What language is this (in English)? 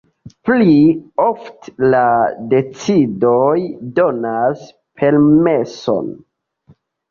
Esperanto